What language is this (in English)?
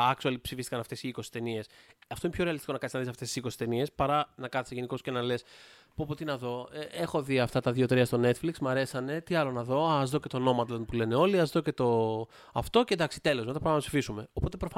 Greek